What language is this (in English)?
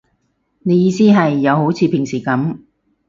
Cantonese